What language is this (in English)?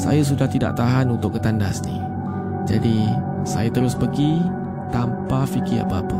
Malay